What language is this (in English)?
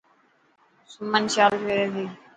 Dhatki